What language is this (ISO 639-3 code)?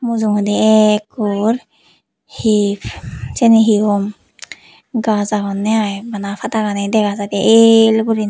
ccp